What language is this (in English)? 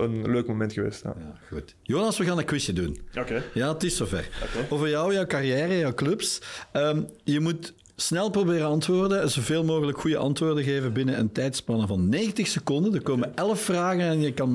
Dutch